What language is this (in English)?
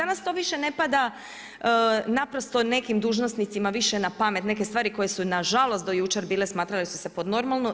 Croatian